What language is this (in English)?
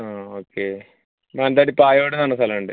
Malayalam